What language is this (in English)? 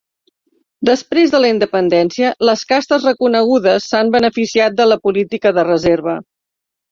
Catalan